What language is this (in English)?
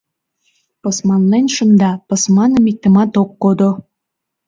Mari